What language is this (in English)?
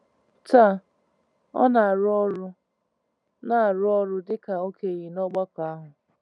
Igbo